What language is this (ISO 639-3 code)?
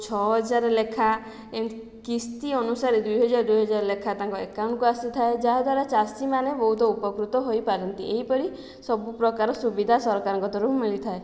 ori